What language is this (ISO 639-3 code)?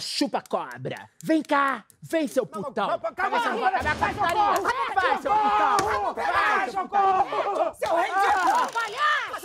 por